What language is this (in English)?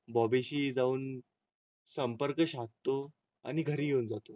Marathi